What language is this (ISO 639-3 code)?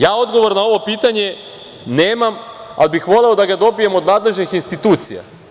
srp